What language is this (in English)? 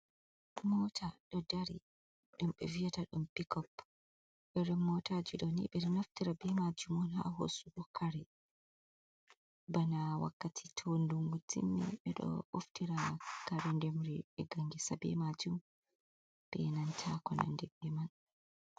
Fula